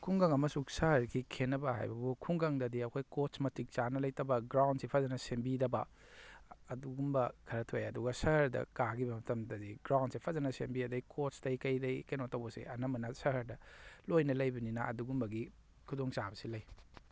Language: Manipuri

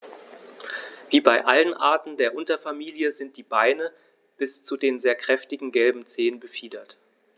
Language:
German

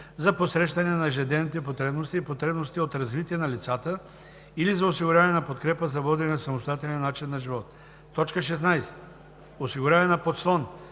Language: Bulgarian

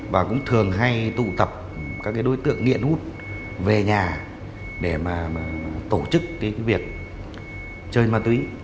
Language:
Vietnamese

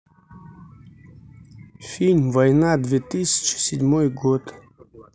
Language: Russian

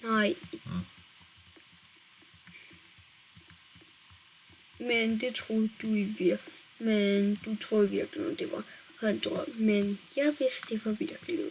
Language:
Danish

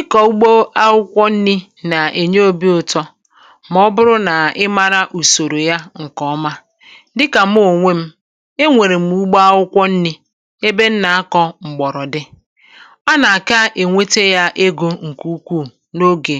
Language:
Igbo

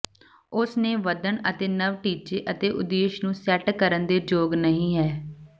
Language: Punjabi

